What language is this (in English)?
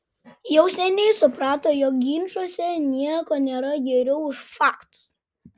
Lithuanian